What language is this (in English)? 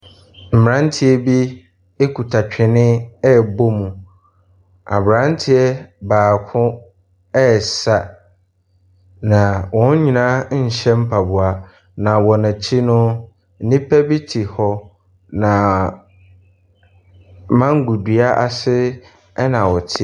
Akan